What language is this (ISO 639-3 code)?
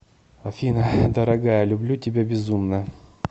rus